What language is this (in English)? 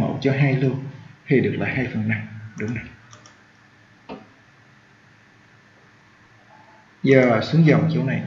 Vietnamese